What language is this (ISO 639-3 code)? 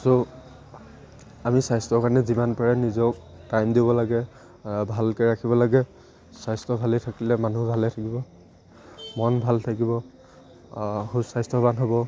asm